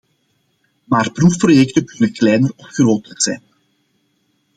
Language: Dutch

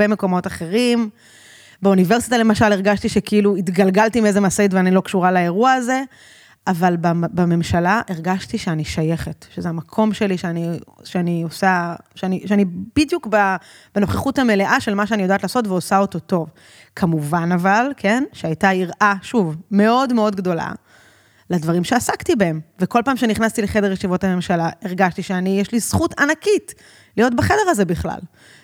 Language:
Hebrew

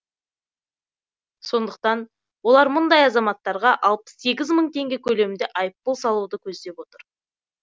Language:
Kazakh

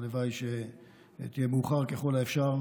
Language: Hebrew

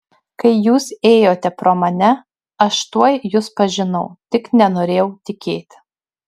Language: Lithuanian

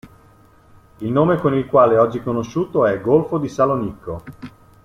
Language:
Italian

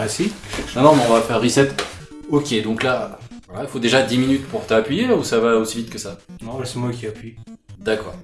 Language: French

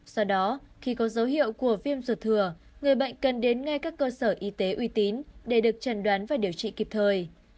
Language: Vietnamese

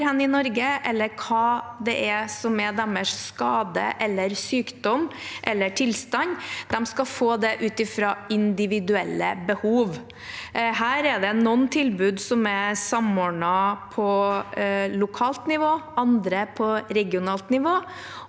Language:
Norwegian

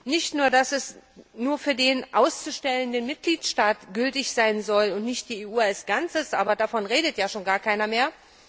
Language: German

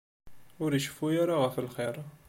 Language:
Kabyle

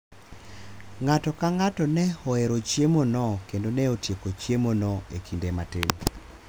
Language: Luo (Kenya and Tanzania)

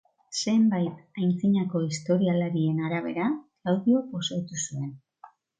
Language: Basque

